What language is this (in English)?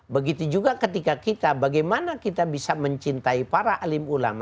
Indonesian